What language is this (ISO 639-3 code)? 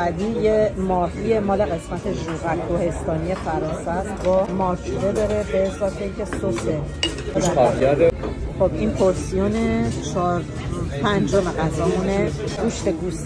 fas